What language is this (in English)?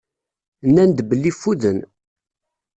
Kabyle